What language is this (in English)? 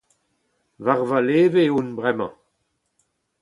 Breton